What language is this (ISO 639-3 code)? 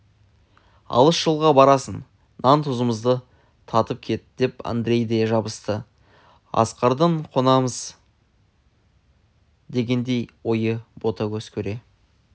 kaz